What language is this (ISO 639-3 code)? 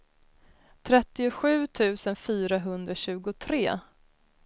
swe